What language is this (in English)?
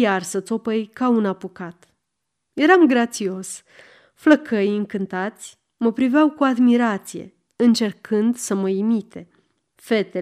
Romanian